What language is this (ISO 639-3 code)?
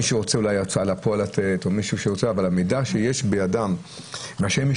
heb